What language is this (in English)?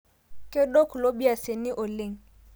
Masai